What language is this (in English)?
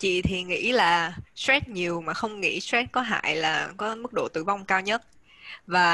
Vietnamese